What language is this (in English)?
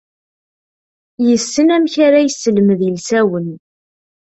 Kabyle